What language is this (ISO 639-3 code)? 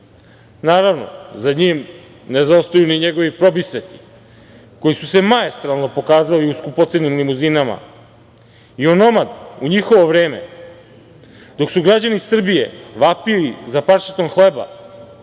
srp